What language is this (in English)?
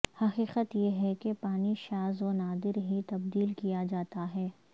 Urdu